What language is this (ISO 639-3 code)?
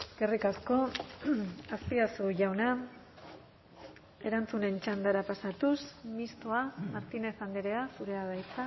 eus